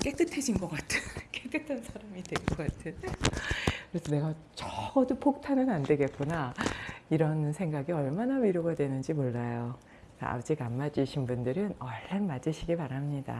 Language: Korean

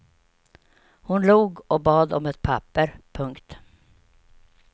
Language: Swedish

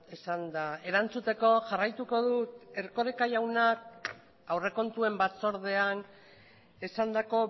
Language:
Basque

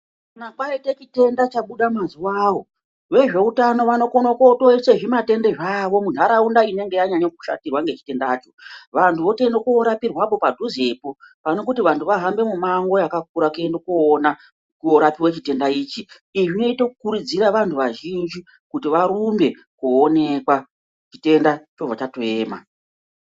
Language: Ndau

